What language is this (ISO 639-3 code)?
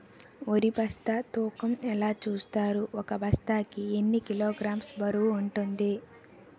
tel